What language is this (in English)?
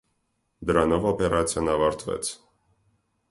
Armenian